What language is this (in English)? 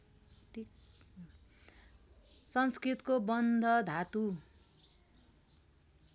Nepali